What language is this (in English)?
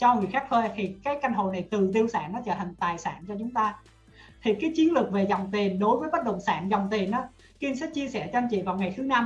Vietnamese